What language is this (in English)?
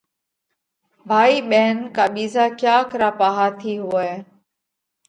Parkari Koli